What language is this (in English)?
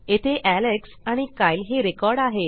Marathi